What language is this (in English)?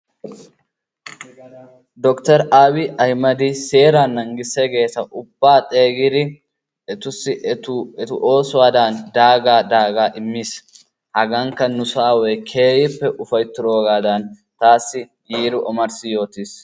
Wolaytta